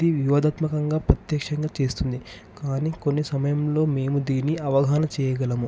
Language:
Telugu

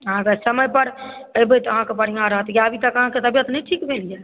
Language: Maithili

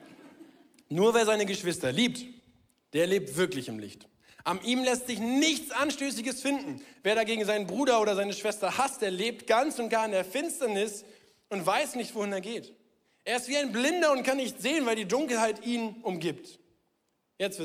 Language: German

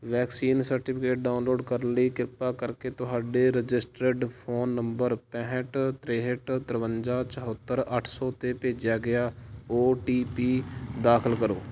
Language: Punjabi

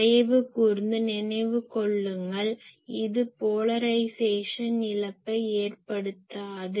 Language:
Tamil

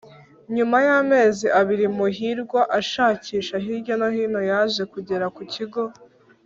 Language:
Kinyarwanda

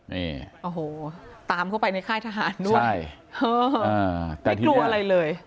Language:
Thai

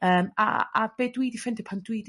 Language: Welsh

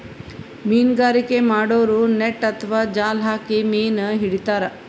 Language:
Kannada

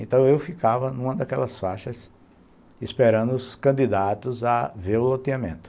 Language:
Portuguese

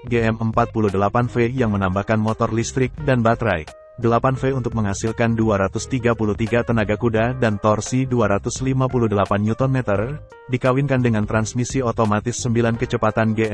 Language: Indonesian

